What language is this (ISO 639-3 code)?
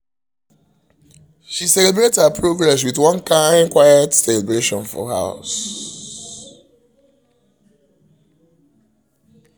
pcm